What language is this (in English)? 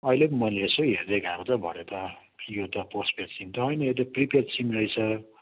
Nepali